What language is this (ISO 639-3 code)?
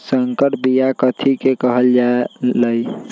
mag